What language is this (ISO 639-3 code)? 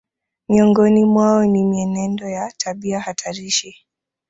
swa